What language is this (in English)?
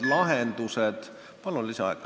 Estonian